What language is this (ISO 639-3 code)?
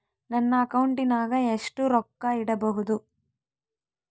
kan